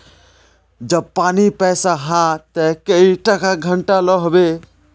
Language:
Magahi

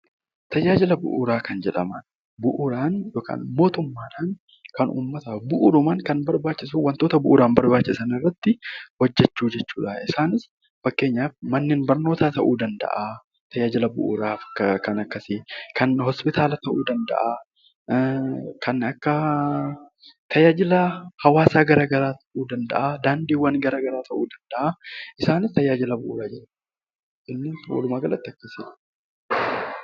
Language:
Oromo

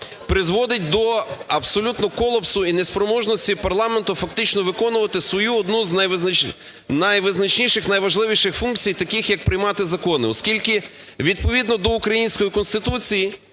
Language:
Ukrainian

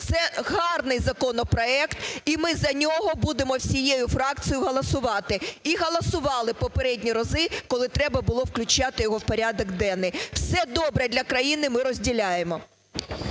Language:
Ukrainian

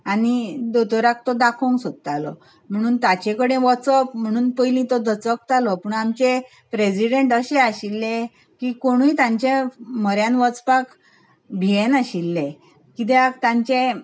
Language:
Konkani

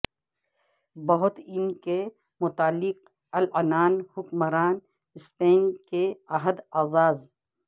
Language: Urdu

